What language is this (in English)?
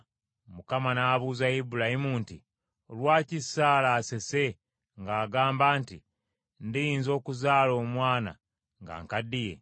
Ganda